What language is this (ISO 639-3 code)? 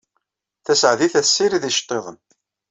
kab